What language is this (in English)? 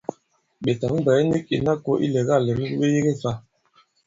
Bankon